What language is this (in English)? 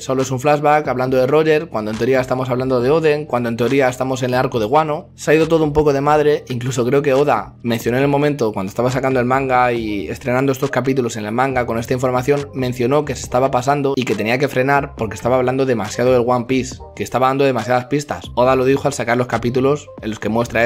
Spanish